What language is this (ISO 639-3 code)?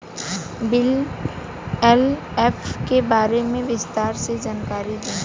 bho